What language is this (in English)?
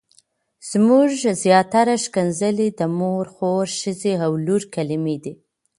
Pashto